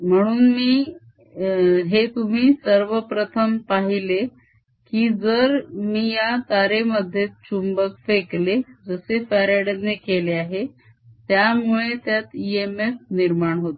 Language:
Marathi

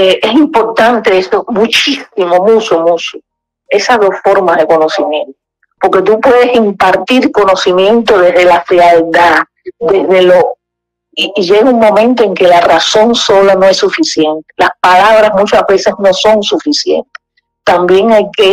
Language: Spanish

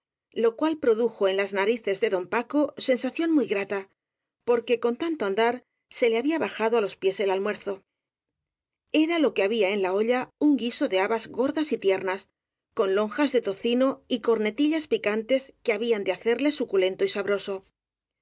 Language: Spanish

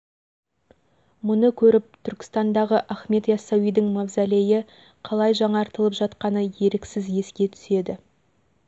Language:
Kazakh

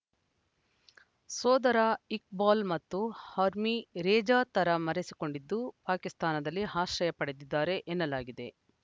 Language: Kannada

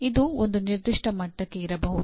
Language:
Kannada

